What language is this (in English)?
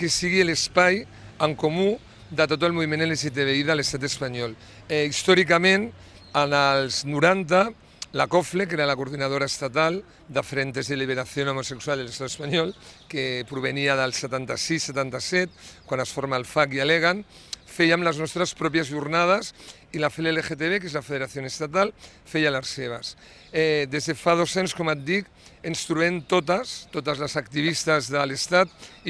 Catalan